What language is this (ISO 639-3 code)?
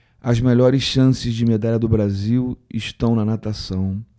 por